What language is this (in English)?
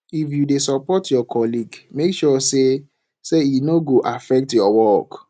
Nigerian Pidgin